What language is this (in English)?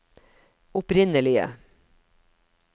Norwegian